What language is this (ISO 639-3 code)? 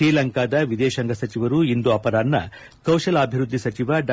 kan